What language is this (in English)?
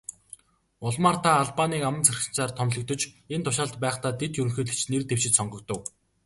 Mongolian